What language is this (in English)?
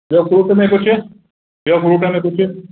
Sindhi